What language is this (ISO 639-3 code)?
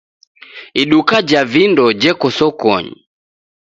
dav